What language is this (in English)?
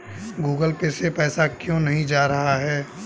Hindi